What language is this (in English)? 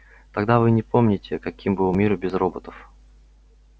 Russian